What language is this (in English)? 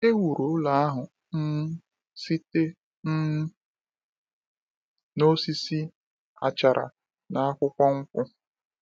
Igbo